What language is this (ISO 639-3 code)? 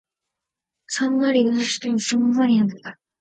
jpn